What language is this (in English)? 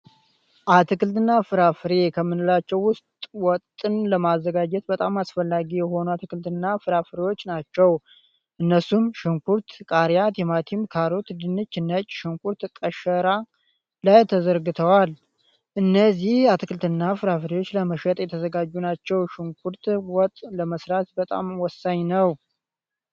Amharic